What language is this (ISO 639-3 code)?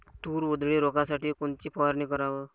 mar